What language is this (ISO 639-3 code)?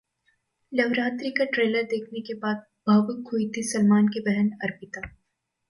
hin